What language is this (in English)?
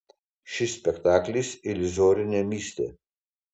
Lithuanian